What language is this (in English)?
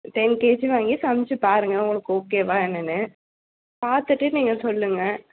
Tamil